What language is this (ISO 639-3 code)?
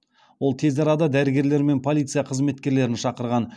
kaz